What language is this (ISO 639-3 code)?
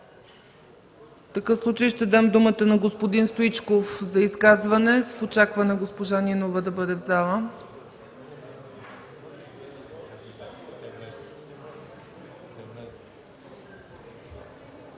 bul